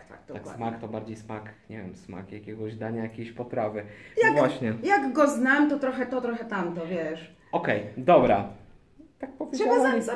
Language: Polish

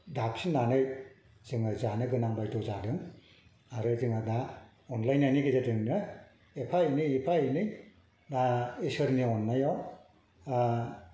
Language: Bodo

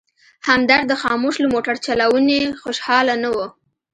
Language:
Pashto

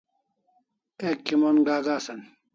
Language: Kalasha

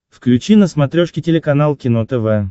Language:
Russian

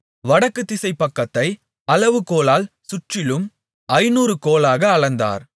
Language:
Tamil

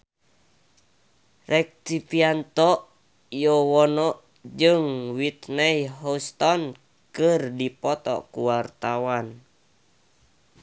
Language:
Sundanese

